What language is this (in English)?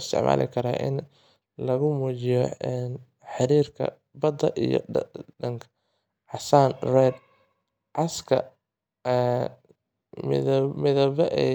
Somali